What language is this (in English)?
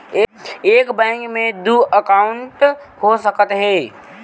Chhattisgarhi